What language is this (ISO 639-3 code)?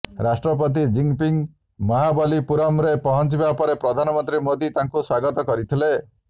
ori